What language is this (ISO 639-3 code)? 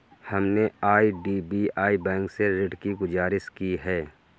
hin